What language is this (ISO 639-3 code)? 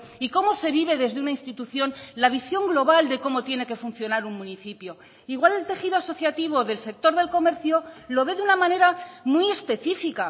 spa